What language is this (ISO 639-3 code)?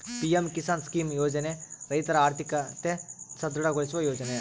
kan